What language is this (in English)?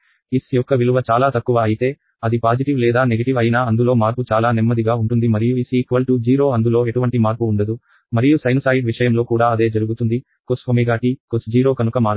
Telugu